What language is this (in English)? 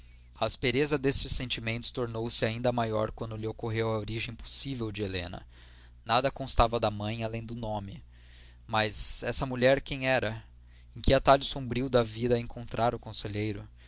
Portuguese